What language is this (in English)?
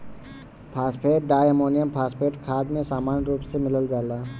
Bhojpuri